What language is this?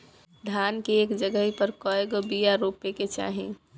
Bhojpuri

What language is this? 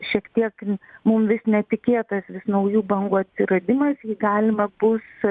Lithuanian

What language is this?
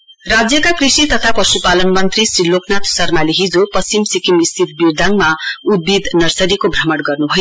Nepali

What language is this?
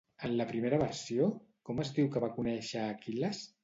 Catalan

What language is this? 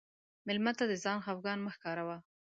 Pashto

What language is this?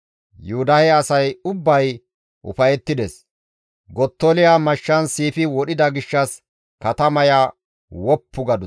Gamo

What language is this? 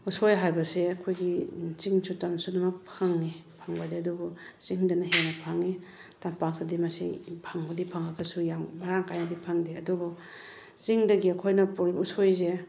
Manipuri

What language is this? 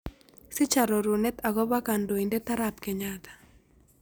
Kalenjin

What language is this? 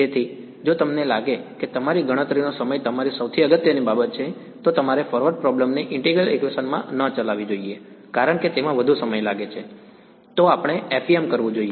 Gujarati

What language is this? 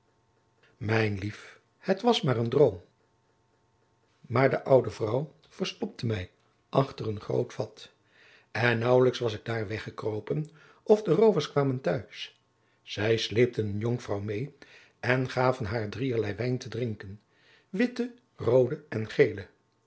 Dutch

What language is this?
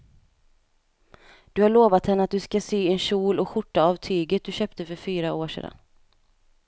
Swedish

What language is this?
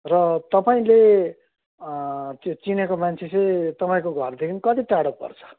Nepali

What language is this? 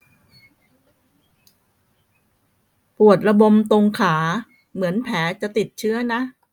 Thai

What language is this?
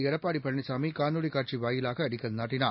Tamil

